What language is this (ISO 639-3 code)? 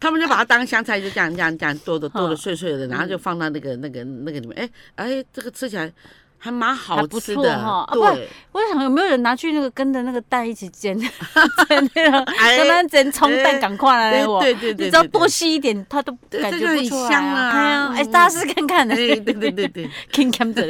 zho